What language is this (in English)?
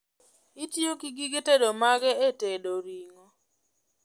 Luo (Kenya and Tanzania)